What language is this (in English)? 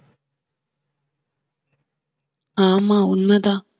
Tamil